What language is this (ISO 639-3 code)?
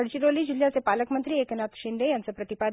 mar